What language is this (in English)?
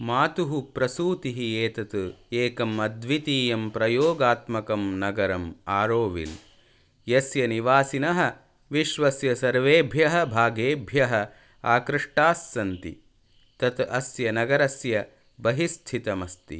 Sanskrit